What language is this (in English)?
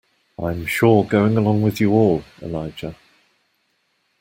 English